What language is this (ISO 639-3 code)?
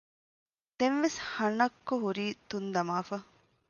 div